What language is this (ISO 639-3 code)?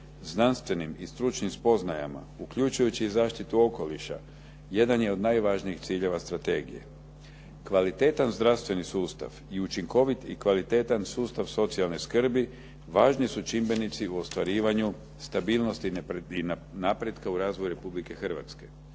hrv